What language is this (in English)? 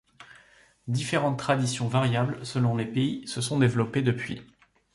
French